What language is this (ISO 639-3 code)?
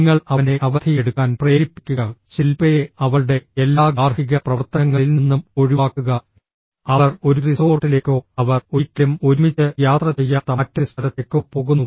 mal